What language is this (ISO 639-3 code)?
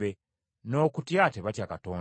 lug